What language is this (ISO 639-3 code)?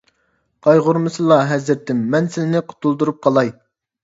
uig